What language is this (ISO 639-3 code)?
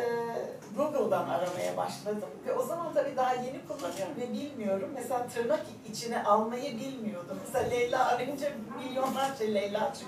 tur